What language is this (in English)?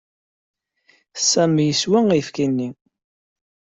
Kabyle